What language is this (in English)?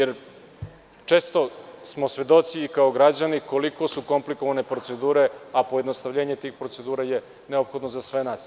Serbian